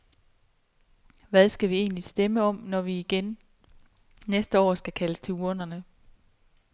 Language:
Danish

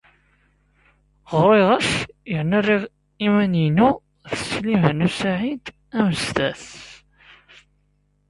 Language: Kabyle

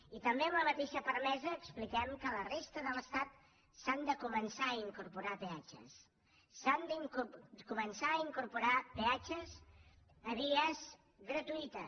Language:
Catalan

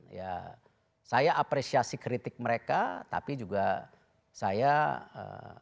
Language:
Indonesian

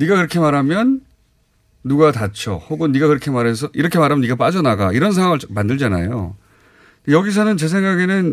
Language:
Korean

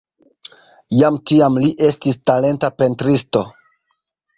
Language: Esperanto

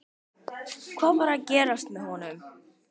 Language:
Icelandic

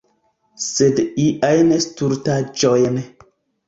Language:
Esperanto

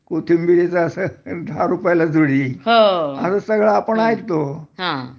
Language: Marathi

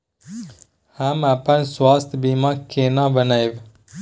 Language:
Maithili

